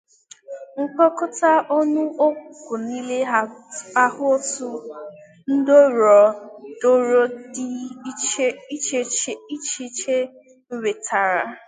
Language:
Igbo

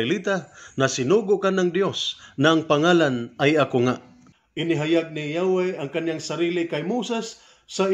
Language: Filipino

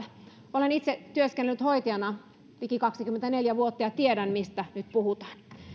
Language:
Finnish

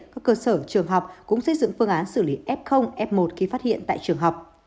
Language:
Vietnamese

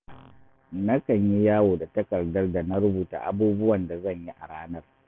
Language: Hausa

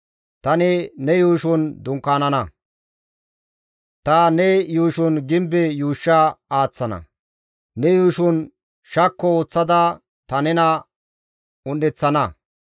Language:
Gamo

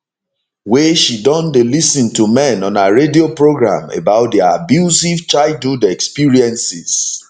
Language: Nigerian Pidgin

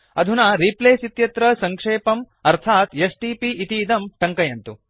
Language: Sanskrit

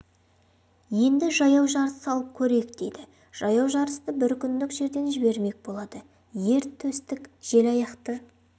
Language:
Kazakh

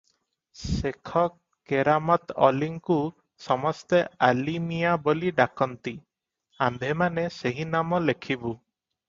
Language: Odia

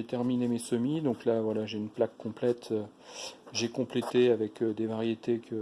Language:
French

